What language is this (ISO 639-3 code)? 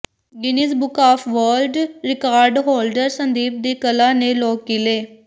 pan